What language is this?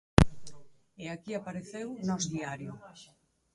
Galician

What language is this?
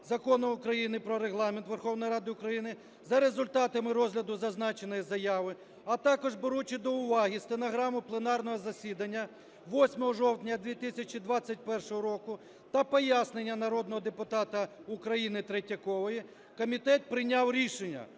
Ukrainian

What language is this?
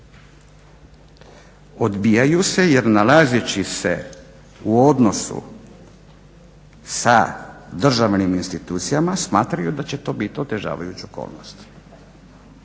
Croatian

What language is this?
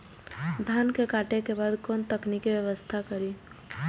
Maithili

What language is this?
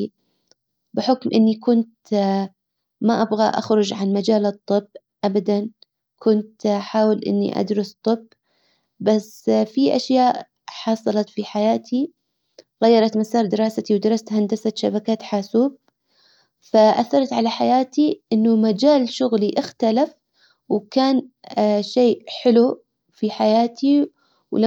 Hijazi Arabic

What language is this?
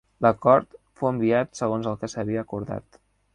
Catalan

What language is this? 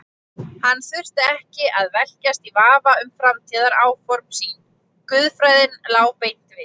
Icelandic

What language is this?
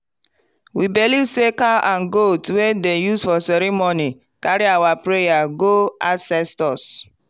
Nigerian Pidgin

